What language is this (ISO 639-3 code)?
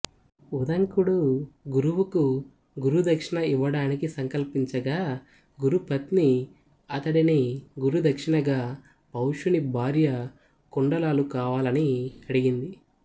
tel